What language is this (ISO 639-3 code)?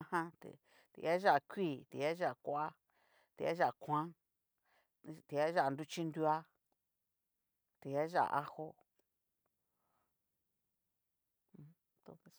miu